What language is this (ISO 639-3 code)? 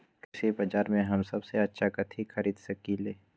mag